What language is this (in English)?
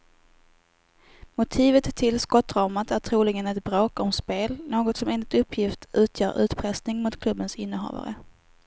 Swedish